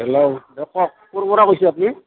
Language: Assamese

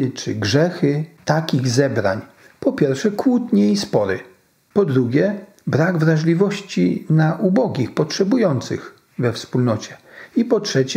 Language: Polish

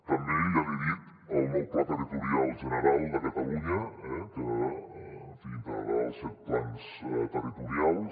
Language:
Catalan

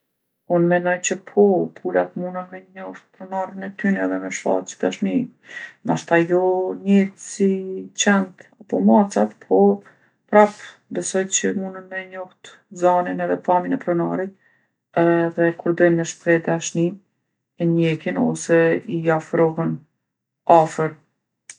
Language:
Gheg Albanian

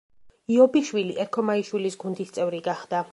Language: Georgian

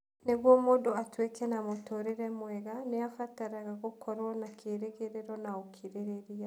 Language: Kikuyu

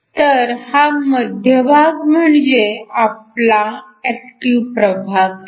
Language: Marathi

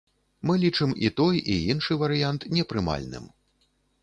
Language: Belarusian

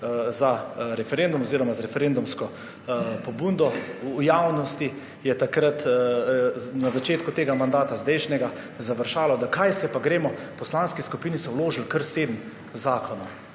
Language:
Slovenian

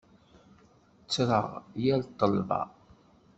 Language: Kabyle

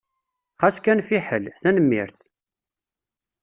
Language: Kabyle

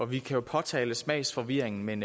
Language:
Danish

